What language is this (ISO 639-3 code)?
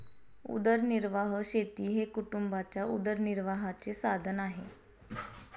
mar